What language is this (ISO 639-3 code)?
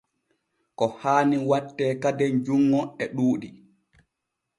fue